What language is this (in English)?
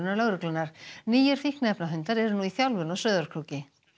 Icelandic